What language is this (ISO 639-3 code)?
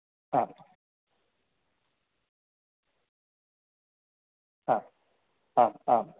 san